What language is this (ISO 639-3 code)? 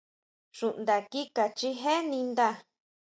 mau